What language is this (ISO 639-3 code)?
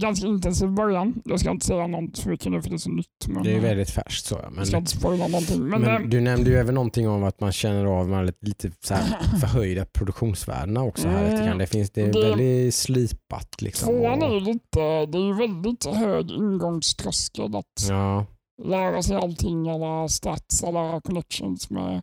swe